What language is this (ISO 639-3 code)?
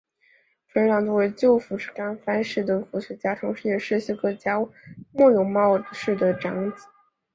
zho